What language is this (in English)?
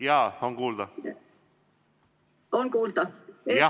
Estonian